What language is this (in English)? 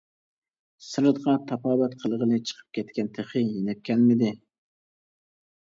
Uyghur